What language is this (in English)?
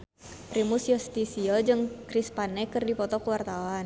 Sundanese